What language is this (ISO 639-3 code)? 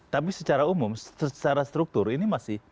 ind